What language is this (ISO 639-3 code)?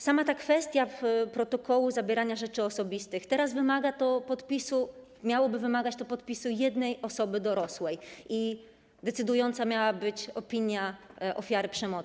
pol